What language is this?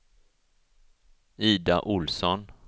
Swedish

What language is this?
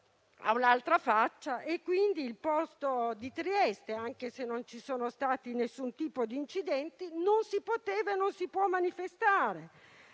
Italian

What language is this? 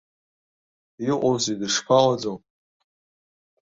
Abkhazian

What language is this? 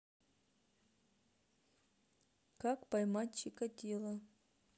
Russian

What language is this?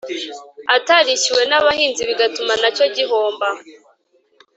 Kinyarwanda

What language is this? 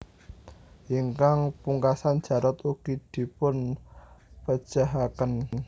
Javanese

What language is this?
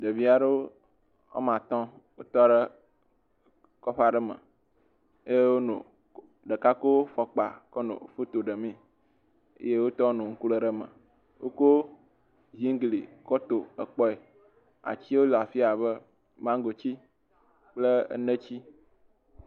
Ewe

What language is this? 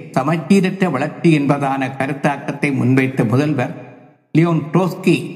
Tamil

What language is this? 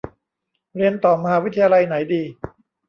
Thai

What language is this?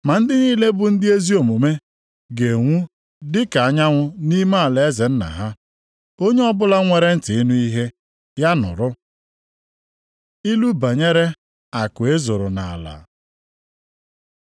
Igbo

